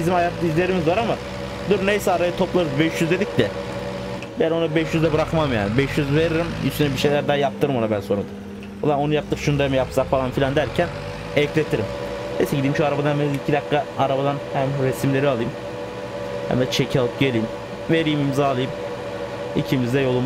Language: Turkish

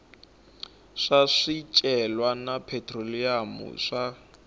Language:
Tsonga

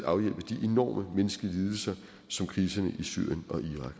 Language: Danish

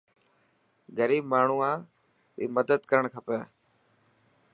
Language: Dhatki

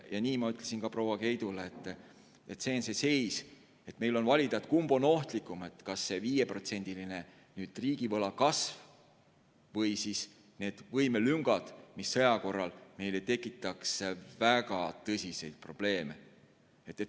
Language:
Estonian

